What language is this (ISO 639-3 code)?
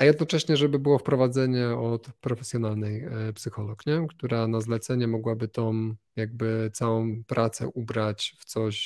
pol